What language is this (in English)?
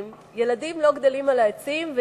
Hebrew